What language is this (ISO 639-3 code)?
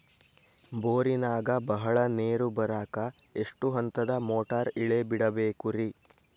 kan